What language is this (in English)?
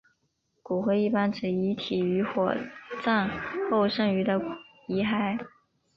Chinese